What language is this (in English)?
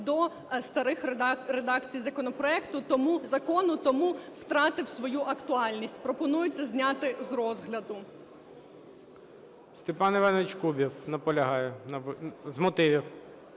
Ukrainian